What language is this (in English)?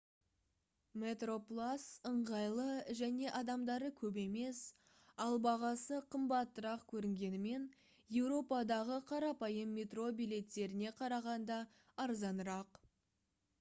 Kazakh